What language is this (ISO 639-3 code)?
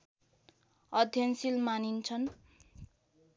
nep